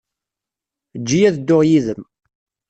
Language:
Kabyle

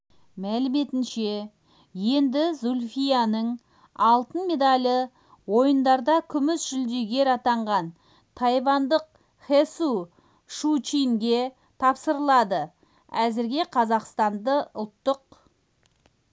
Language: Kazakh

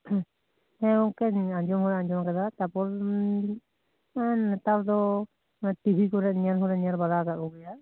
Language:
Santali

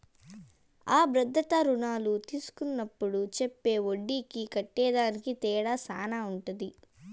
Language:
Telugu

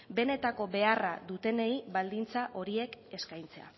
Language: Basque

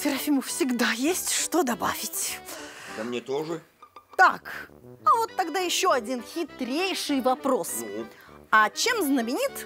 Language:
Russian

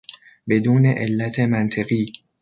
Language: Persian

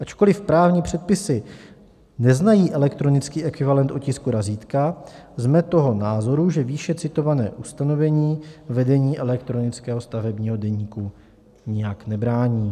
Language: Czech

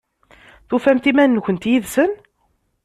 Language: Kabyle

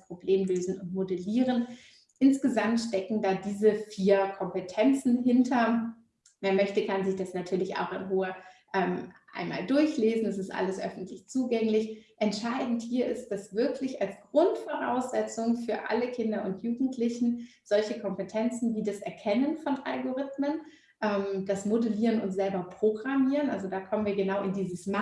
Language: German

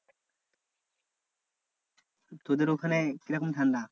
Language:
Bangla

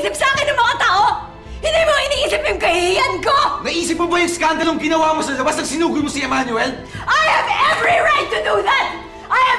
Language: Filipino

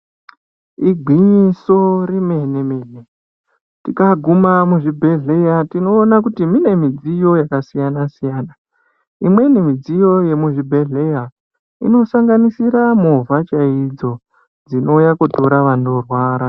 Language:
Ndau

